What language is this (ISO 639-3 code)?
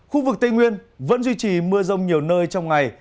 vie